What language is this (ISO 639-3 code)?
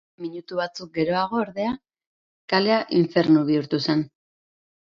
eus